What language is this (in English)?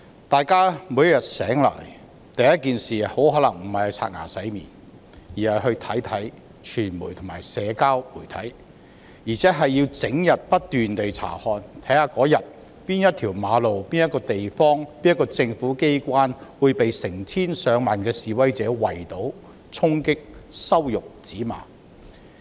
Cantonese